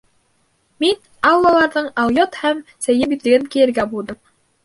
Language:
Bashkir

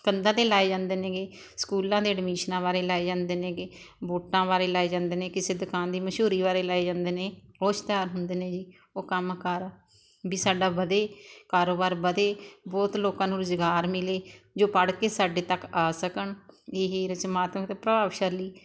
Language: Punjabi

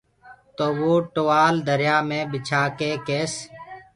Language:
Gurgula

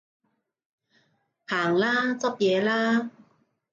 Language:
Cantonese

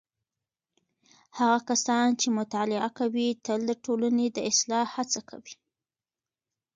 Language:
Pashto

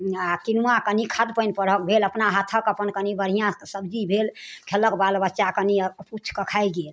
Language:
Maithili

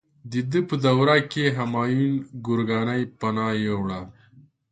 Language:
Pashto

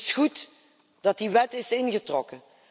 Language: Dutch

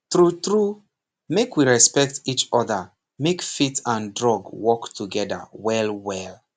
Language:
Nigerian Pidgin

